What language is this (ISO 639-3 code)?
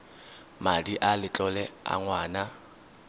tsn